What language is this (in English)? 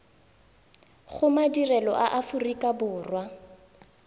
Tswana